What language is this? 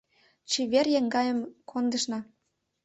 Mari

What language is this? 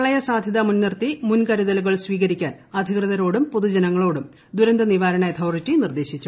Malayalam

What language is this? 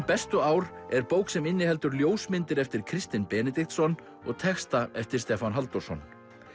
Icelandic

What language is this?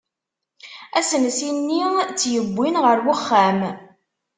Kabyle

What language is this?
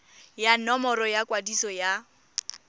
Tswana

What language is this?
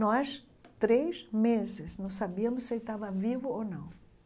Portuguese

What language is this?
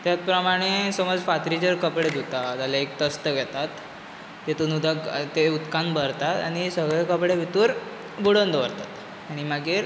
Konkani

